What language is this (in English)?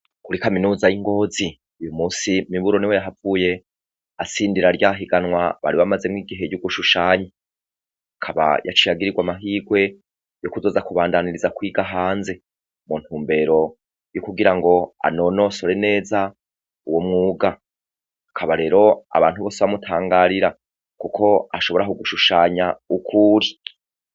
Rundi